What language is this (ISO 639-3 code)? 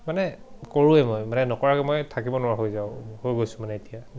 asm